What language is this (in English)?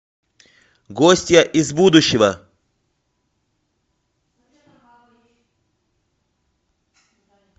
Russian